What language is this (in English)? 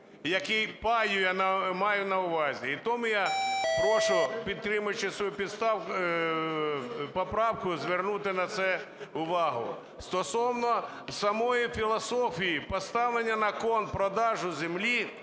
Ukrainian